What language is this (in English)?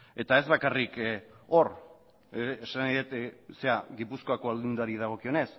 Basque